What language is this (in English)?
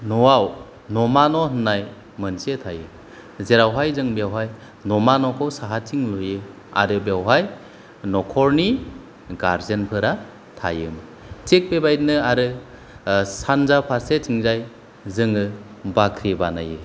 Bodo